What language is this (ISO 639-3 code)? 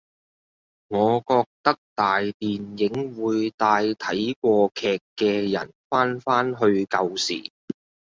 yue